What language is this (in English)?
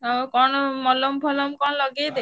Odia